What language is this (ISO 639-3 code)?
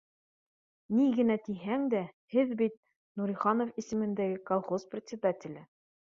bak